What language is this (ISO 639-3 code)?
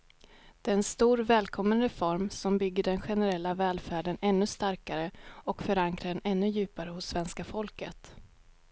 swe